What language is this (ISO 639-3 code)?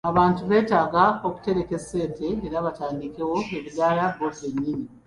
lug